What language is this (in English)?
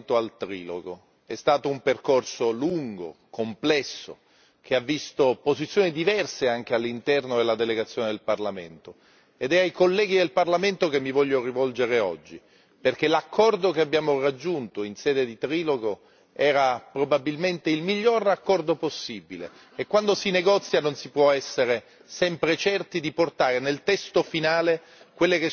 Italian